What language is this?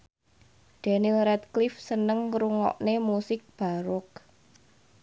Javanese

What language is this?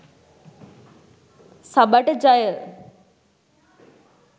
Sinhala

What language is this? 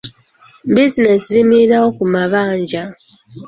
Ganda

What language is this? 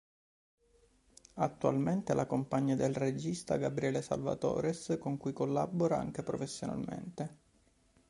Italian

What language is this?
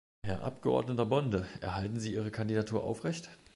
German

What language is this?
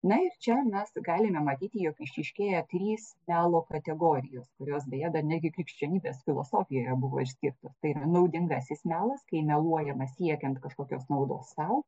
Lithuanian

